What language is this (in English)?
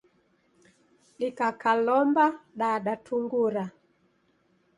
Taita